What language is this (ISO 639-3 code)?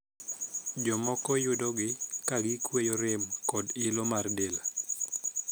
luo